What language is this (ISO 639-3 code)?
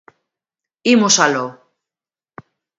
glg